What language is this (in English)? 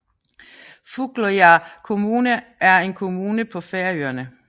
Danish